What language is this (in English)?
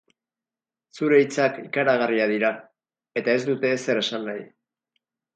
Basque